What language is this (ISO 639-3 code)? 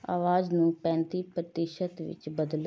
pan